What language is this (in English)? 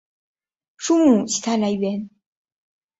Chinese